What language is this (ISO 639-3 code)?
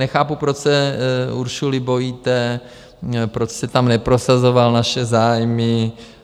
ces